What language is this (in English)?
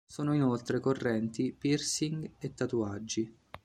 Italian